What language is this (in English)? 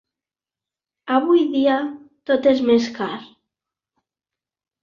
Catalan